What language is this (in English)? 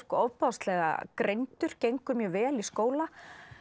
Icelandic